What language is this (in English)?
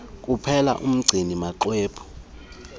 Xhosa